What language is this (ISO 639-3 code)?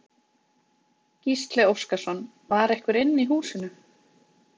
isl